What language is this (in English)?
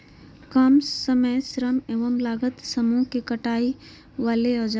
Magahi